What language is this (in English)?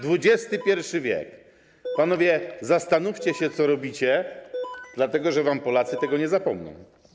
Polish